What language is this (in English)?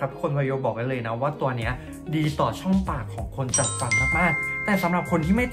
Thai